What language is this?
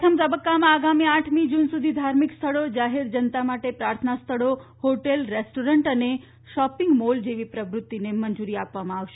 Gujarati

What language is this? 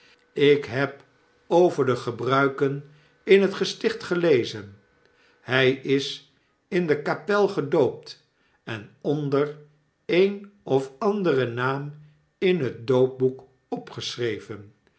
Dutch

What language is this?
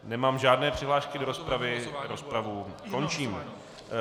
Czech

